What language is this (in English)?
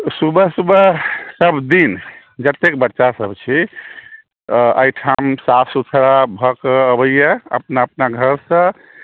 Maithili